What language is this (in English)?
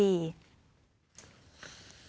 Thai